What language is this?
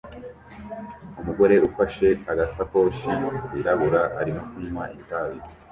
Kinyarwanda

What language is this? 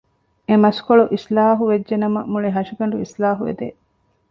Divehi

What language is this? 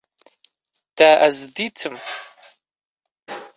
Kurdish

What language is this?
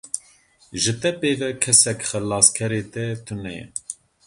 Kurdish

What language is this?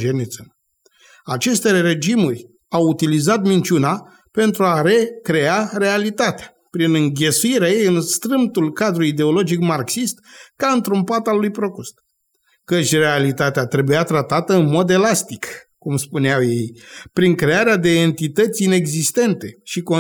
Romanian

